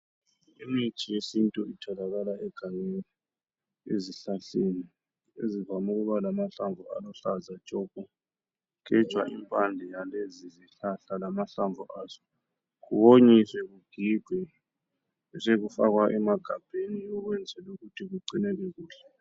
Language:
North Ndebele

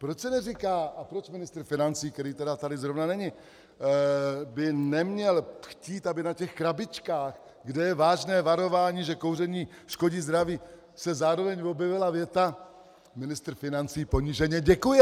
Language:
Czech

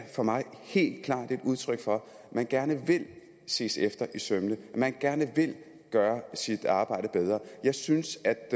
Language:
Danish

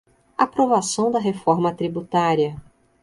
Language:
Portuguese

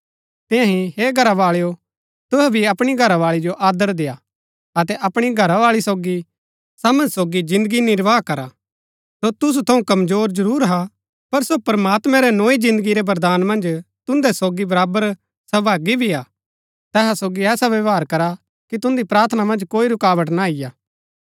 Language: Gaddi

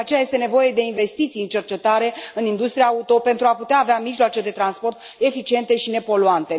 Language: Romanian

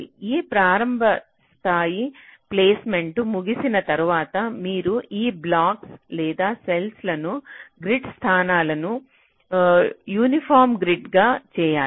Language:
Telugu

